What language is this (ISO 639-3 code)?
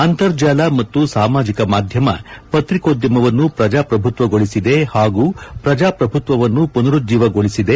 kan